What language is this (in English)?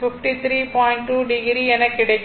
Tamil